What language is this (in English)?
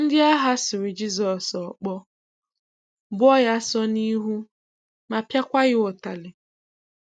Igbo